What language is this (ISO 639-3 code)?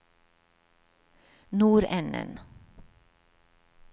nor